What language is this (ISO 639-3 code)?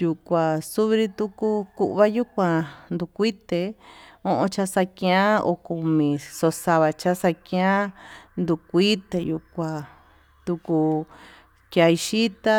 mtu